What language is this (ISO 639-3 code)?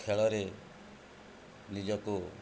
ori